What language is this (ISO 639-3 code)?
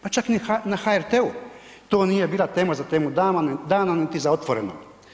hrv